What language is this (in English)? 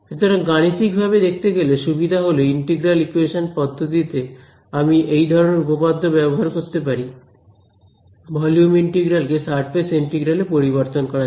Bangla